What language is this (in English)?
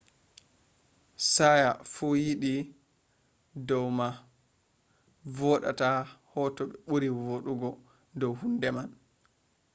Fula